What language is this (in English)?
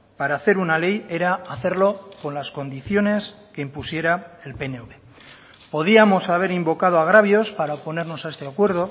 Spanish